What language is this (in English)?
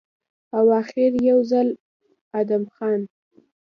Pashto